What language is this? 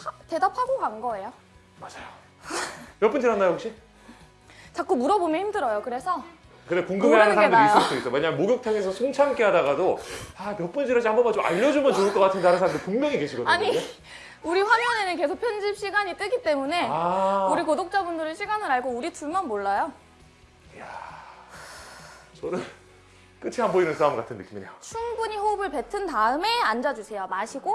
Korean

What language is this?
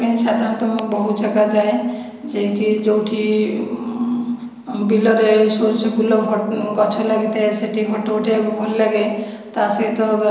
Odia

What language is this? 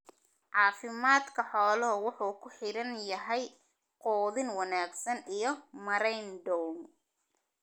Somali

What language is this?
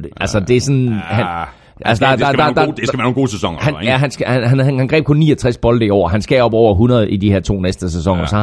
Danish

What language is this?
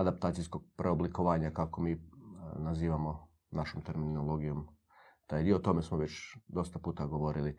Croatian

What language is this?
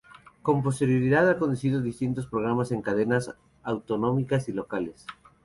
Spanish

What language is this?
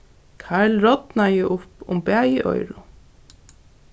Faroese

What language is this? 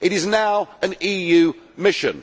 English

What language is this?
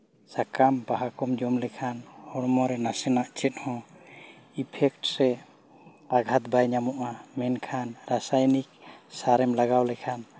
Santali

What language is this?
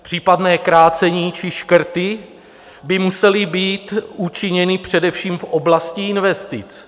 Czech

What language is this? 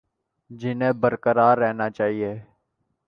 Urdu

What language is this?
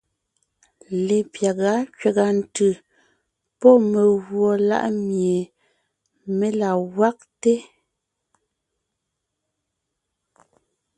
Ngiemboon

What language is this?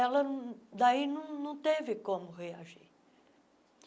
Portuguese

